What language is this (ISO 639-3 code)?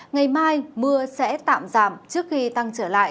vie